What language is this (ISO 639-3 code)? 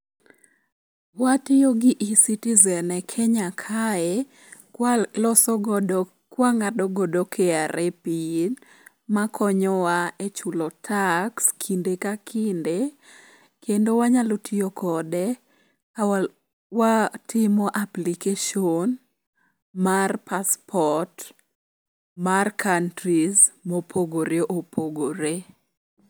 luo